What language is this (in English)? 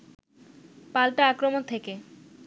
Bangla